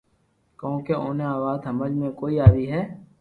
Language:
Loarki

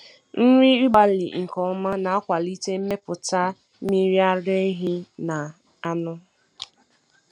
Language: Igbo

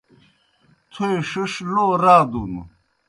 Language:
Kohistani Shina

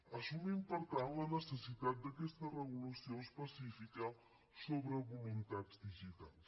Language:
Catalan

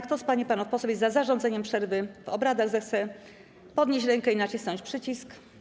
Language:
Polish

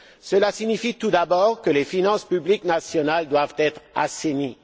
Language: French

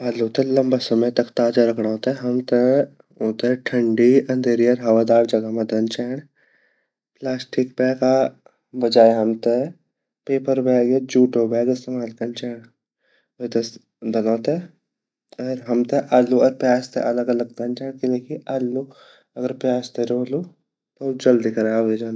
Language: Garhwali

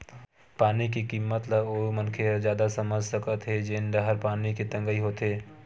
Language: Chhattisgarhi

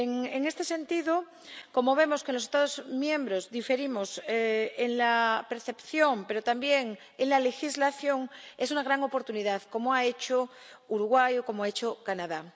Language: Spanish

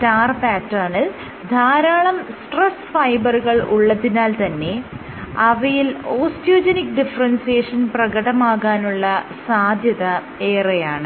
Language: Malayalam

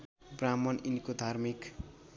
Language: Nepali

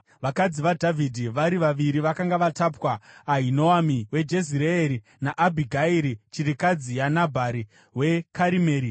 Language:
Shona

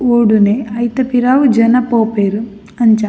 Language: Tulu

